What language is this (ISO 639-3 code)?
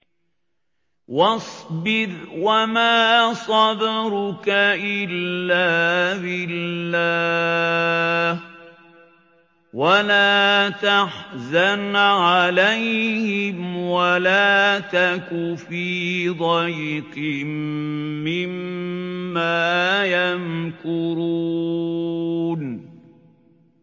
ara